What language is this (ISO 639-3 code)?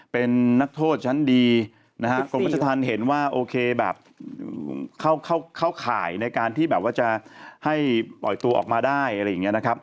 tha